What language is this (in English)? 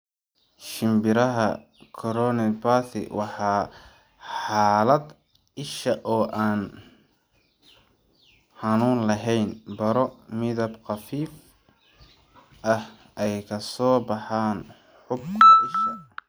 Somali